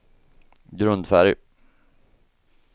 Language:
Swedish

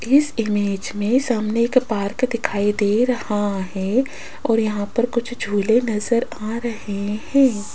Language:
Hindi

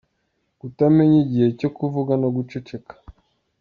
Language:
Kinyarwanda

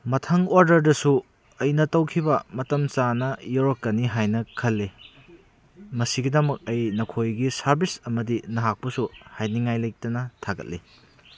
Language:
Manipuri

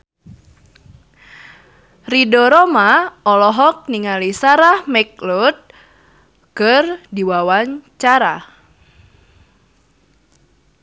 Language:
Sundanese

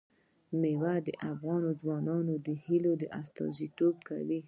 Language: Pashto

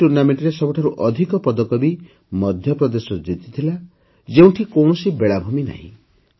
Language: Odia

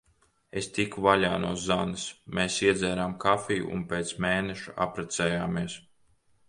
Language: Latvian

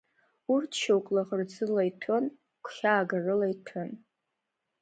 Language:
Abkhazian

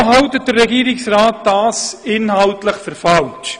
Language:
Swiss German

